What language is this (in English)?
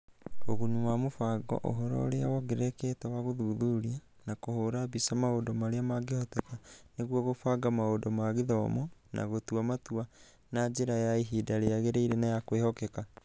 Kikuyu